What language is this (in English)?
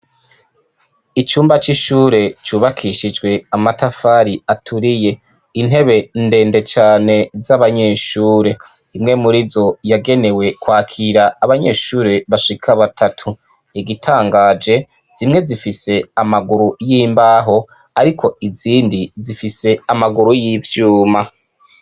Rundi